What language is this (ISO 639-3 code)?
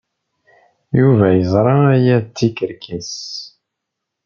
kab